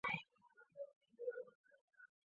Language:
Chinese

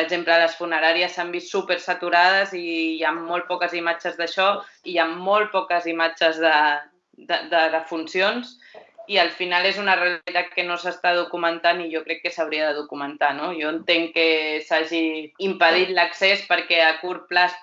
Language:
Catalan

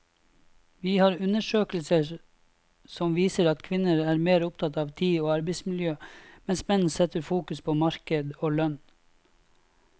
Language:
Norwegian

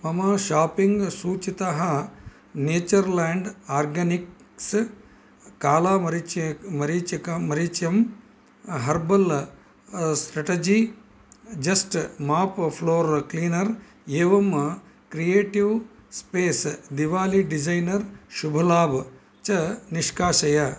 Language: Sanskrit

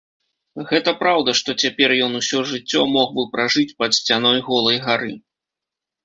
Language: Belarusian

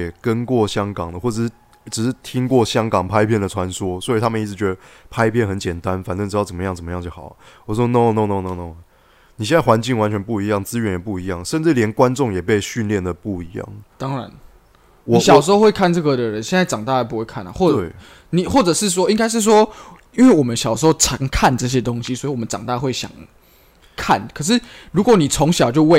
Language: Chinese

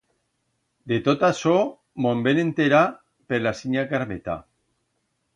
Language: Aragonese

